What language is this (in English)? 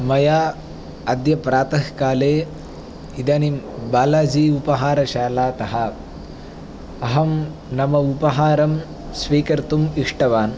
Sanskrit